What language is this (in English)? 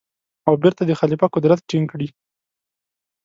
Pashto